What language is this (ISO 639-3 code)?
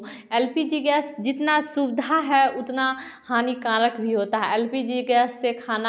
hin